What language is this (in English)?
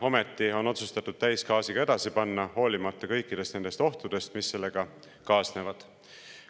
Estonian